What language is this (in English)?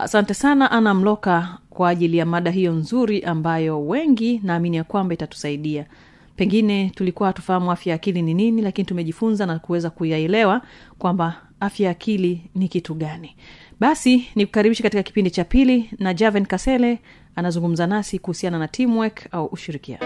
Swahili